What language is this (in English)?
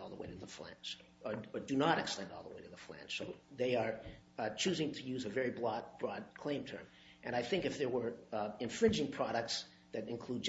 English